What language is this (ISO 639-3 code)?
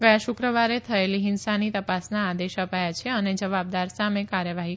guj